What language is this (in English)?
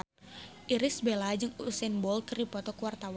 Sundanese